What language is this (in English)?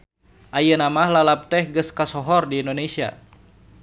Sundanese